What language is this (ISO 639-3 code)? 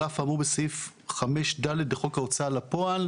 heb